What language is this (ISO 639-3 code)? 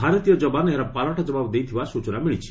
ori